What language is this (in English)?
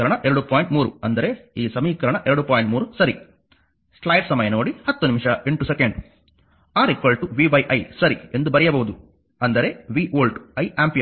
Kannada